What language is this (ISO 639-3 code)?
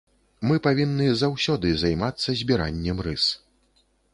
bel